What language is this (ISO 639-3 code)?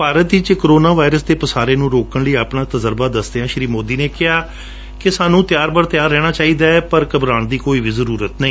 pan